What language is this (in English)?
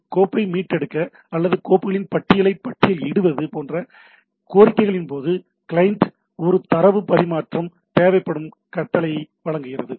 Tamil